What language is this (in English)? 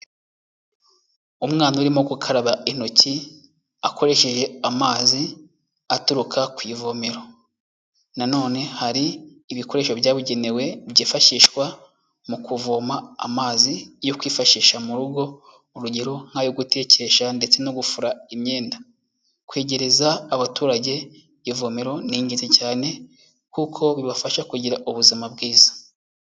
Kinyarwanda